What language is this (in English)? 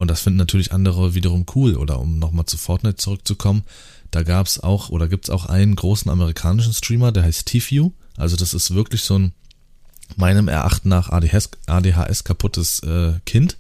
German